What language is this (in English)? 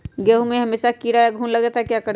Magahi